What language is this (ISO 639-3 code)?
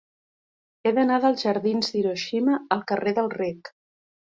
cat